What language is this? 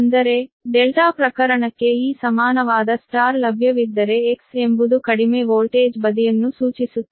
Kannada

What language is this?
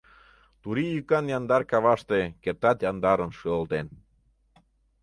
Mari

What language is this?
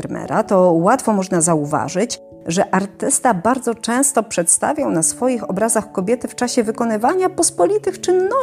Polish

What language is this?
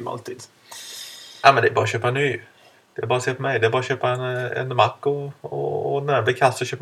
Swedish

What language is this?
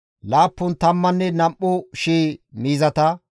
Gamo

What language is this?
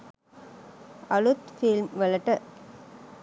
Sinhala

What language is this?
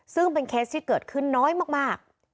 Thai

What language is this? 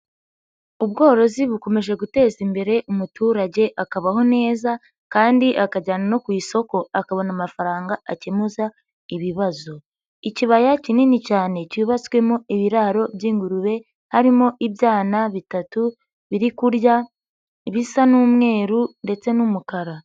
Kinyarwanda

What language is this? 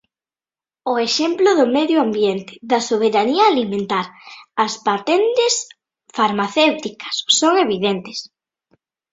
Galician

